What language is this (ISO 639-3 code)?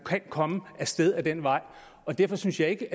dan